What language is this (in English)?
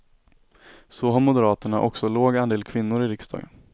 Swedish